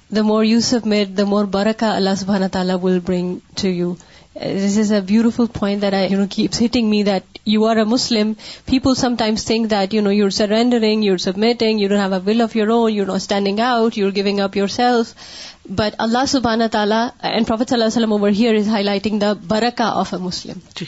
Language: Urdu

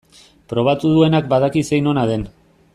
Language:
Basque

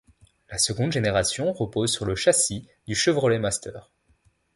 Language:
French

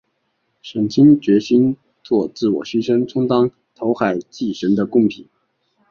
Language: Chinese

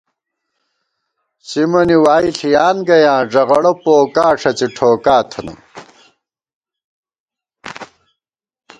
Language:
Gawar-Bati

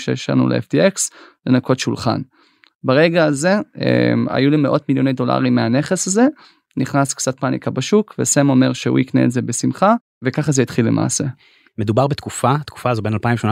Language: Hebrew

